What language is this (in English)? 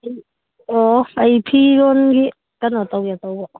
Manipuri